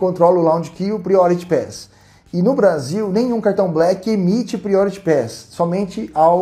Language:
Portuguese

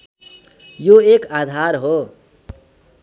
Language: Nepali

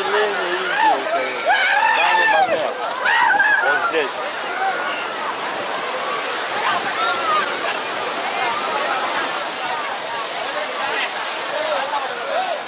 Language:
Russian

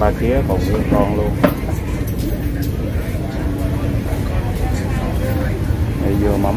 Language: Vietnamese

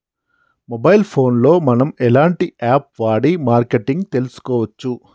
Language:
Telugu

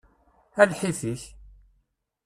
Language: Kabyle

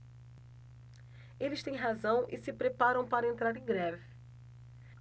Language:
Portuguese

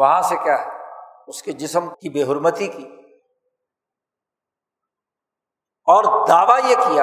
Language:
Urdu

